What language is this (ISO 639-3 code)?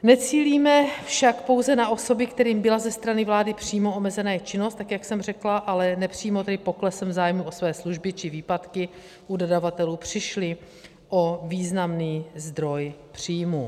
ces